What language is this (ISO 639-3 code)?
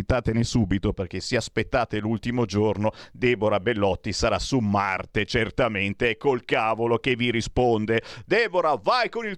ita